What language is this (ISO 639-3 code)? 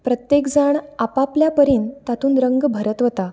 kok